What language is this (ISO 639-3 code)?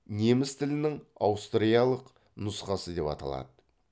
kaz